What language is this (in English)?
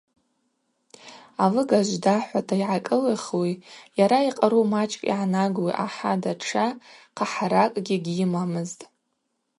Abaza